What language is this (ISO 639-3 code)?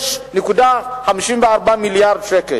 heb